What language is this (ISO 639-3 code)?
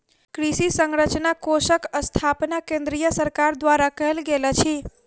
mai